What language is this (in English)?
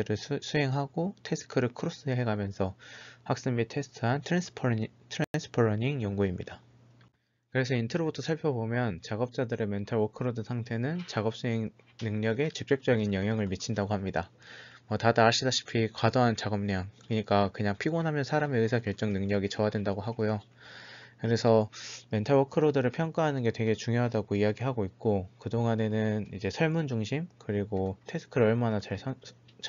Korean